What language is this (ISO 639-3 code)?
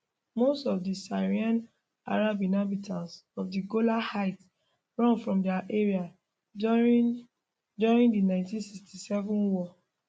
pcm